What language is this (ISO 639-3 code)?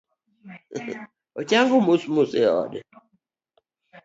luo